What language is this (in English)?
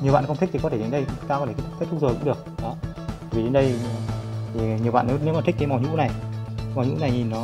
Vietnamese